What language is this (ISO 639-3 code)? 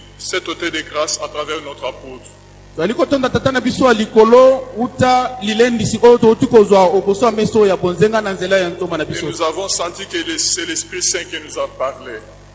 fra